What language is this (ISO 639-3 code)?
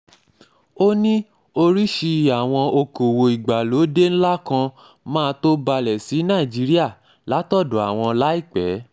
yor